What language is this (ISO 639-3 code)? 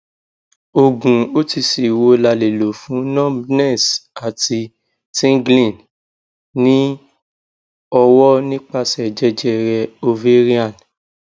yor